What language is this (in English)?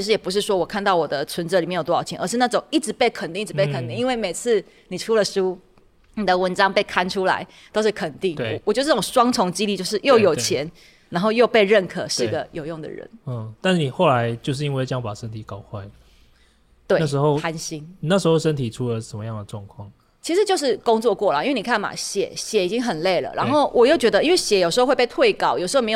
Chinese